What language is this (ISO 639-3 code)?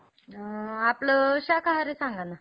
mar